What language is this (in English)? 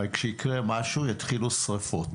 Hebrew